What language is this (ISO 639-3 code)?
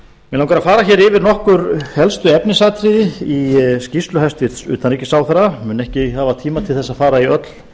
isl